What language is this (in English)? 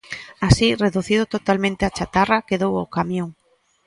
Galician